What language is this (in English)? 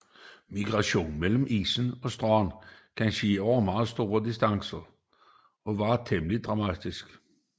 Danish